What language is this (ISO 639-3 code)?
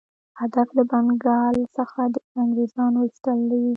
pus